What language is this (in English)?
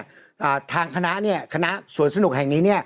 Thai